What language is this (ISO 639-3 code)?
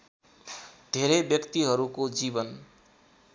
nep